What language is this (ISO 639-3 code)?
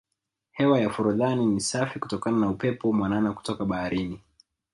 swa